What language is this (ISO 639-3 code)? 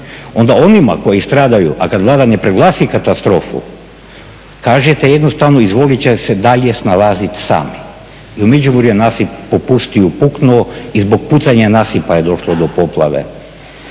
hrv